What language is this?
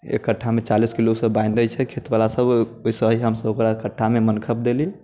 Maithili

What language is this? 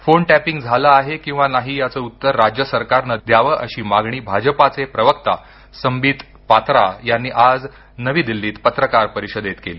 Marathi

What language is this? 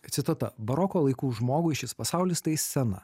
Lithuanian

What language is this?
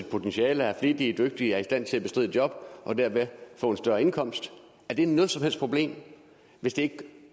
Danish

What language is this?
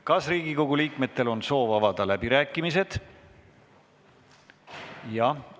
Estonian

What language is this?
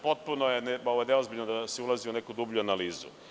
Serbian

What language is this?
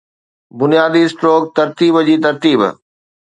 Sindhi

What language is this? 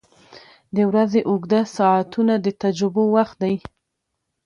Pashto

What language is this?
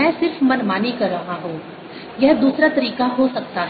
Hindi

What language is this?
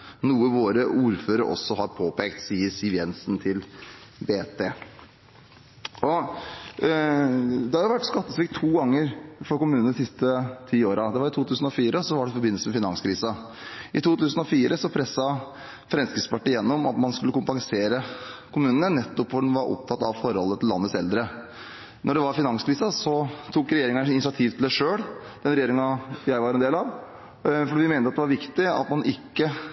Norwegian Bokmål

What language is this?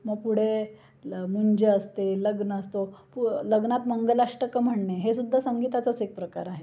Marathi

